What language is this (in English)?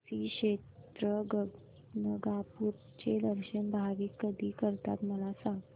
Marathi